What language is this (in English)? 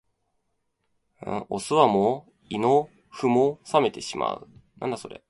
Japanese